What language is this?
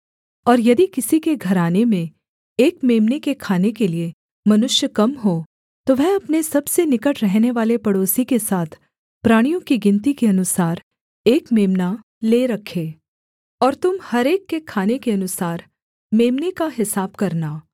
Hindi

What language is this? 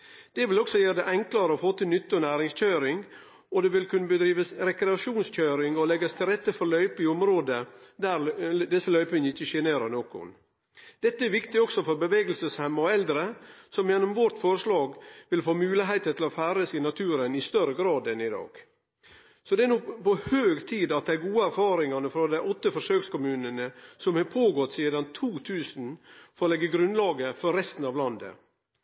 Norwegian Nynorsk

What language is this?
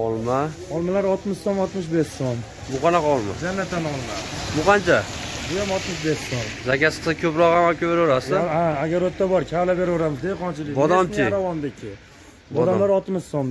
Turkish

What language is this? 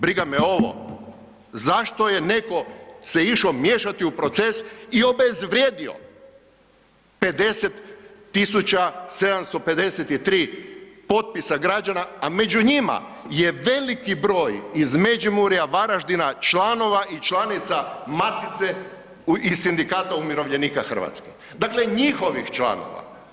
Croatian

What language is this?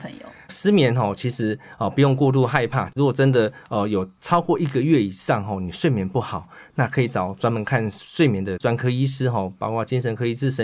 Chinese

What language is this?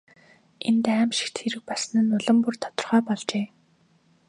Mongolian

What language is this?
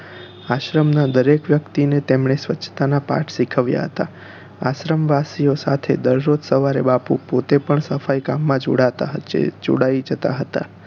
Gujarati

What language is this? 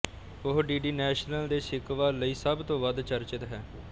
Punjabi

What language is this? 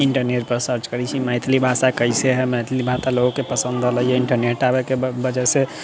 Maithili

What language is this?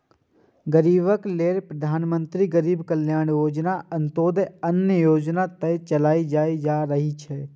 Maithili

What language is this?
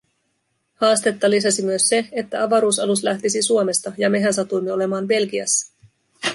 Finnish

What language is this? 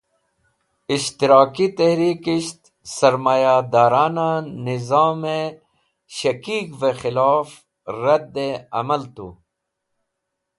Wakhi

